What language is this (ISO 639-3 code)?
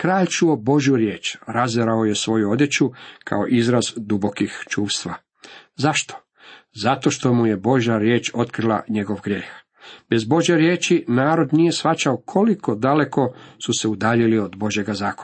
hrv